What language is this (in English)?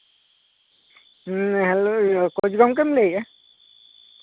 Santali